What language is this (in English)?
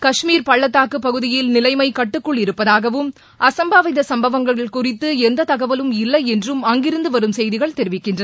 Tamil